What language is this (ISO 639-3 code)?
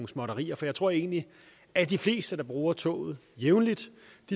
dan